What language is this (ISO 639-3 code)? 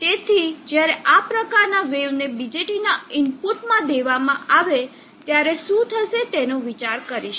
guj